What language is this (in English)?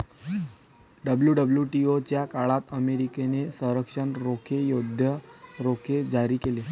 Marathi